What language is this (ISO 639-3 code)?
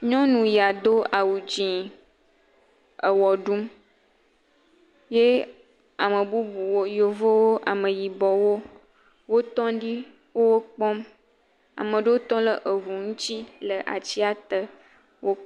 ewe